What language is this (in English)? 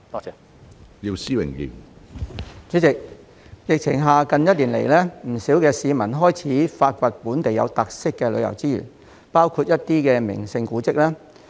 Cantonese